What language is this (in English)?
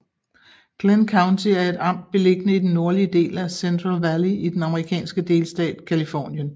Danish